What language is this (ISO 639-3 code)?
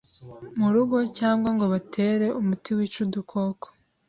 kin